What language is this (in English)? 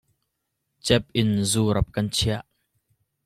Hakha Chin